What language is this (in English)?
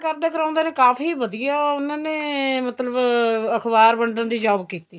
Punjabi